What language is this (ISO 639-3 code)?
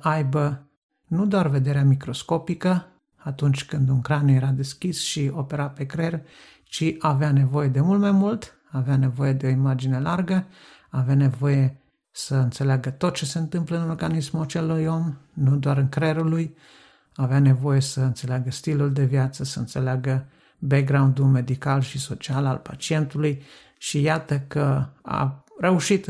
ron